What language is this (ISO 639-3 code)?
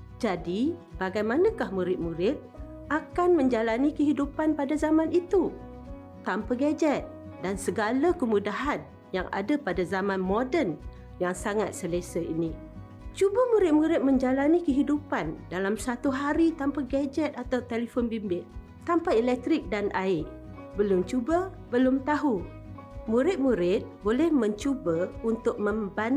msa